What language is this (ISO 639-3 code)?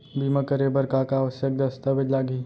hne